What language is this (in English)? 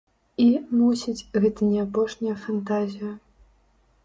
Belarusian